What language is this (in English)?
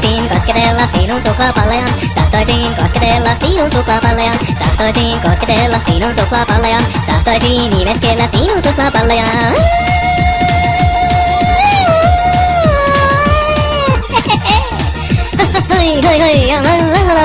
Finnish